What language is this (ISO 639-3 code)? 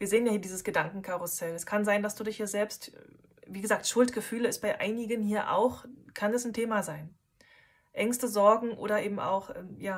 deu